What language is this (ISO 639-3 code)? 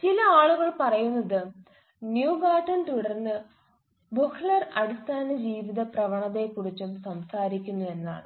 mal